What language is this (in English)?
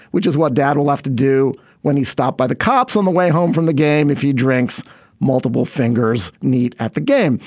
English